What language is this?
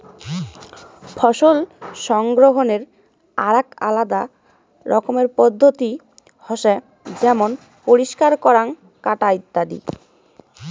Bangla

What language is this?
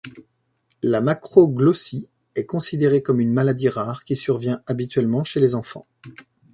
French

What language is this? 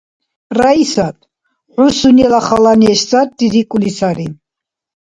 Dargwa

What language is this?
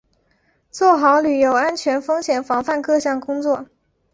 Chinese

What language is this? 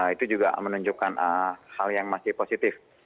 Indonesian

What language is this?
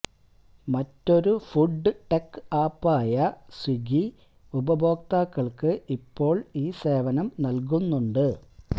Malayalam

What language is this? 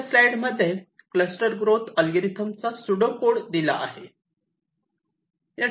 Marathi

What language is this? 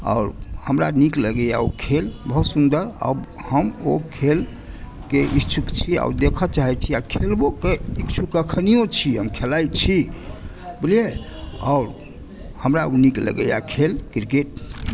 Maithili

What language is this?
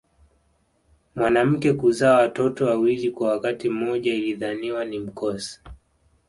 Swahili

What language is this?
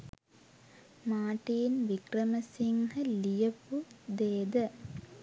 Sinhala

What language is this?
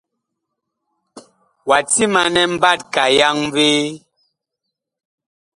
Bakoko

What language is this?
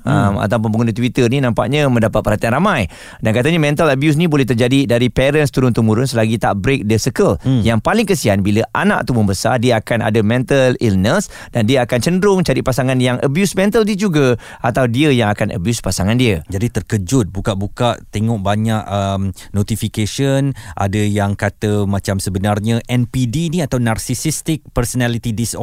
Malay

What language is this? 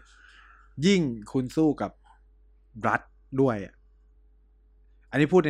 Thai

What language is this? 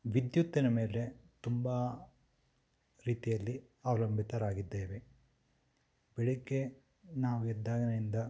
Kannada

